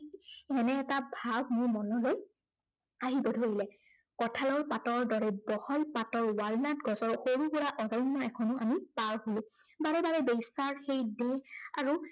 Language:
Assamese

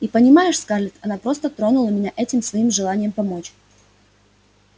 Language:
Russian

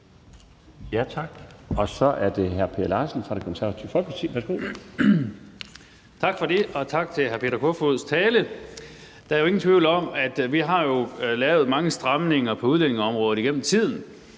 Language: Danish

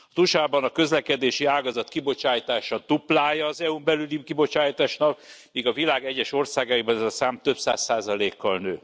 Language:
Hungarian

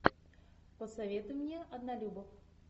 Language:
Russian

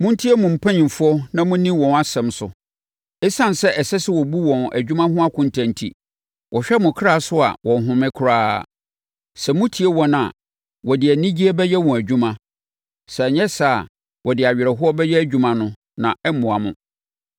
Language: Akan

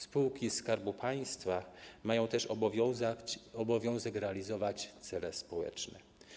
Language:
Polish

